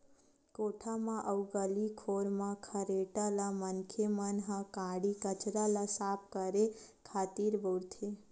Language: Chhattisgarhi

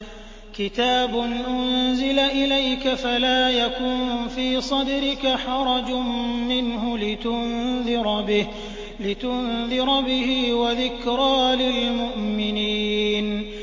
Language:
Arabic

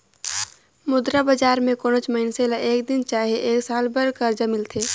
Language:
Chhattisgarhi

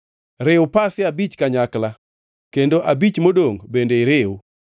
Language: Luo (Kenya and Tanzania)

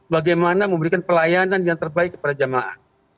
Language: Indonesian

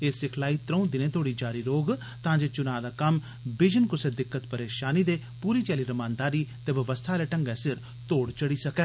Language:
Dogri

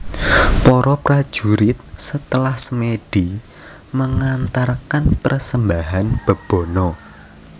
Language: Javanese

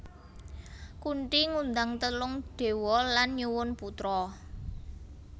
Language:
Javanese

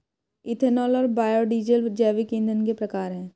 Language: Hindi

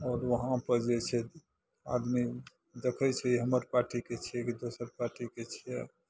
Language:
Maithili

